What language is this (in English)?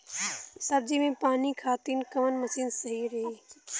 Bhojpuri